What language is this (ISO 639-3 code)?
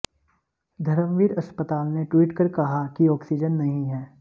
hin